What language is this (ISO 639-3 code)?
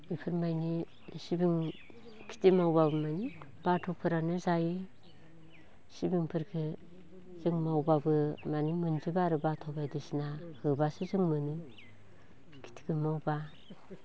brx